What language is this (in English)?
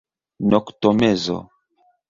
Esperanto